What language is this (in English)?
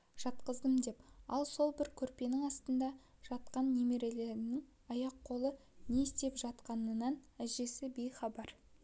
Kazakh